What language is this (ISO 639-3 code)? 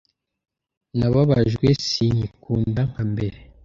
kin